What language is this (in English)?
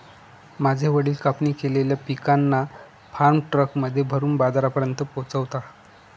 Marathi